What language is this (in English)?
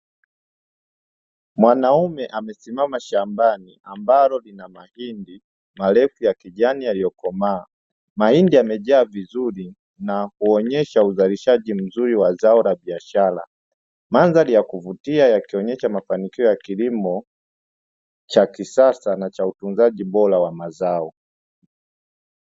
Swahili